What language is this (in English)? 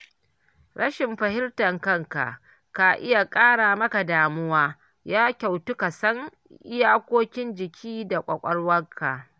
Hausa